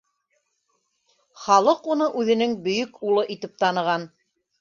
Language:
Bashkir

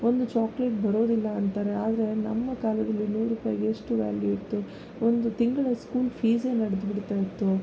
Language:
Kannada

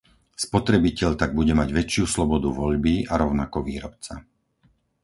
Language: Slovak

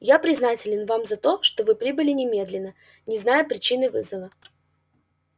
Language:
Russian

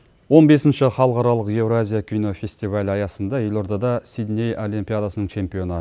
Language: Kazakh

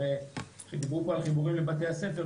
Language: Hebrew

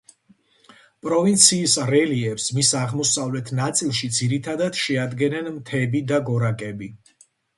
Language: Georgian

